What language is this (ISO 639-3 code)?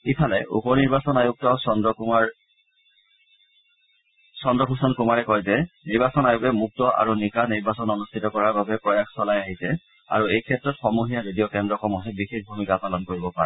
asm